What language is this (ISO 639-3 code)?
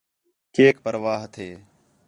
xhe